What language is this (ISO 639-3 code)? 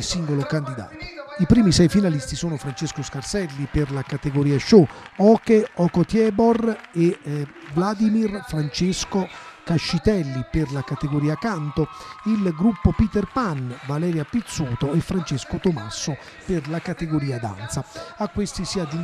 ita